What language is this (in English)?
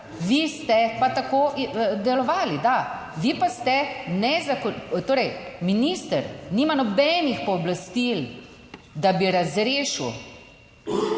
Slovenian